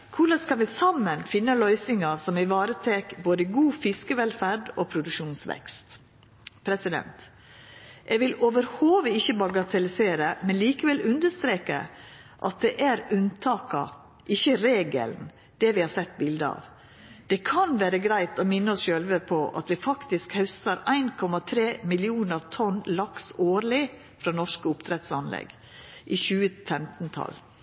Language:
Norwegian Nynorsk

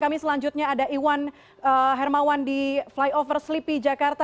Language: Indonesian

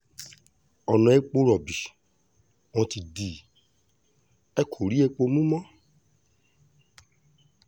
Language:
Yoruba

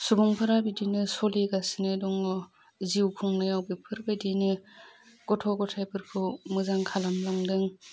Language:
Bodo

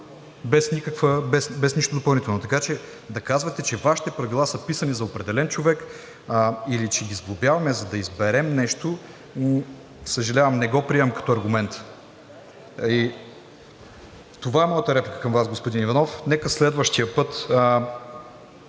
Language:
Bulgarian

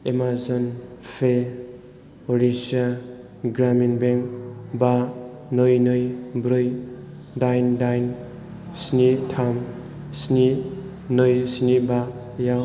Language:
Bodo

